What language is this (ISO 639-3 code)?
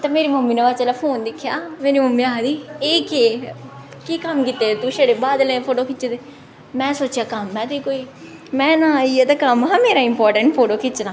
doi